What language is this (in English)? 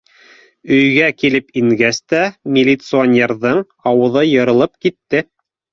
Bashkir